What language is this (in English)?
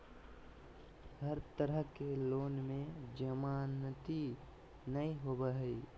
Magahi